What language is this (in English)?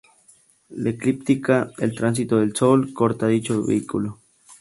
Spanish